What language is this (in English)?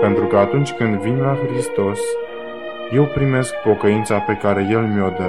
Romanian